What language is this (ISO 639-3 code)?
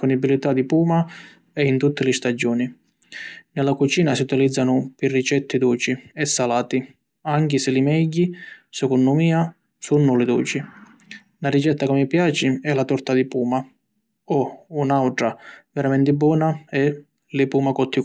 scn